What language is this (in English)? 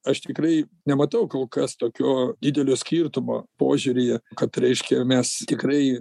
Lithuanian